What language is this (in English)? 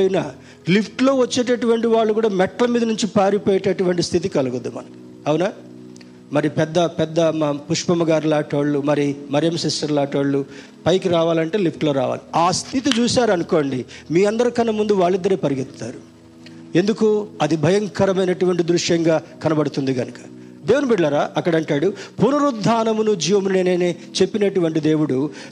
Telugu